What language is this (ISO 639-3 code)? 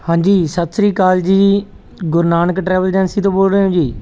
pan